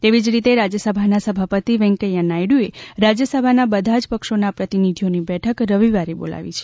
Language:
Gujarati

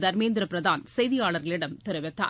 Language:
Tamil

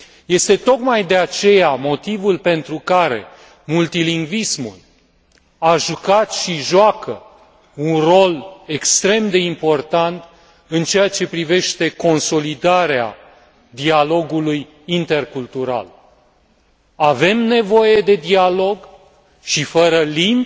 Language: Romanian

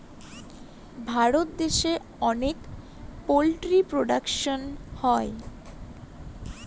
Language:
Bangla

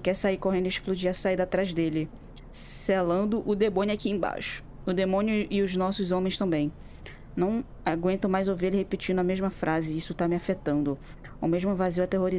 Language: Portuguese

